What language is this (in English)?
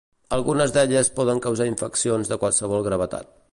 Catalan